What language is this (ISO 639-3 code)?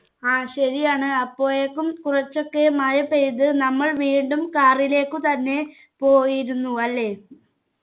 mal